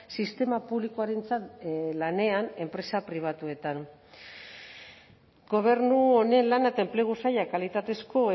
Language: Basque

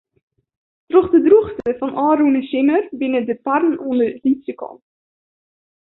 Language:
Western Frisian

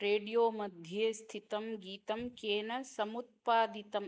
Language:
Sanskrit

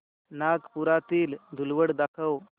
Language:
Marathi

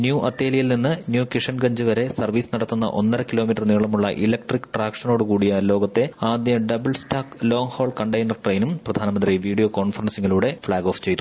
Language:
Malayalam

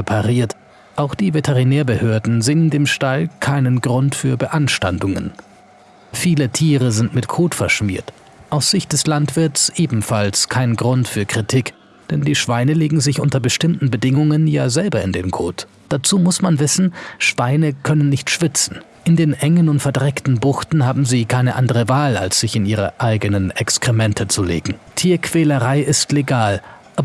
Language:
German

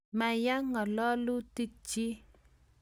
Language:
Kalenjin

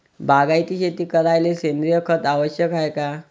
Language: Marathi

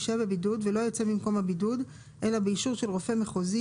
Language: Hebrew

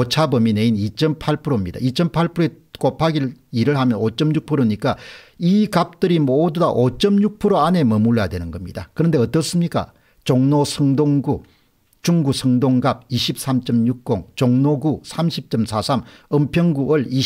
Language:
Korean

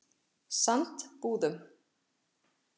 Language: Icelandic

